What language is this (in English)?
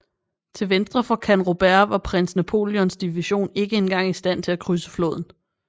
Danish